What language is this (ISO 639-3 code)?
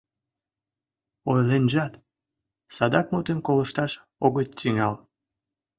chm